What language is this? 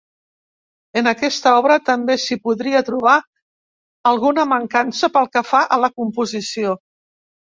Catalan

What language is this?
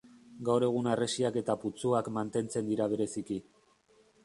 Basque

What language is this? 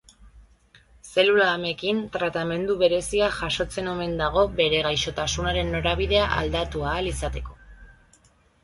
Basque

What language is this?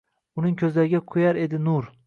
Uzbek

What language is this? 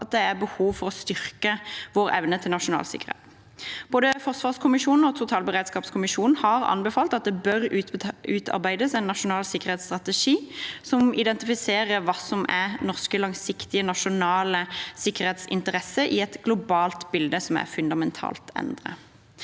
Norwegian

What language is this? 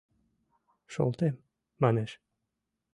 Mari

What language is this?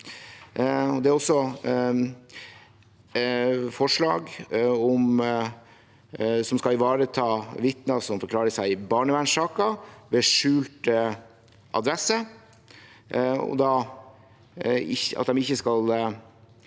Norwegian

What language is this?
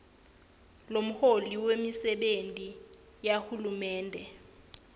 Swati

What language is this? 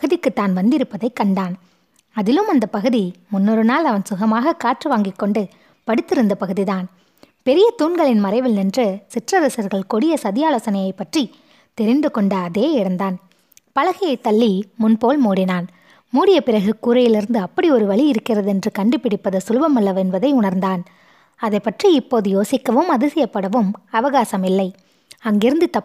Tamil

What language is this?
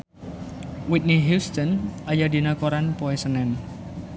Sundanese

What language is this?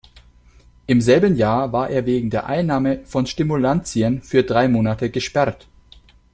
German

